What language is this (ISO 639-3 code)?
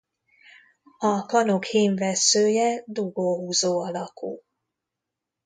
hun